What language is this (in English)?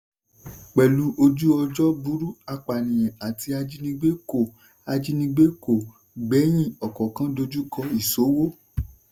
Yoruba